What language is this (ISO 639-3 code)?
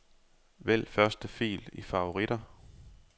dan